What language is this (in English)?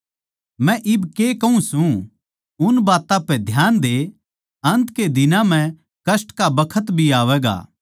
Haryanvi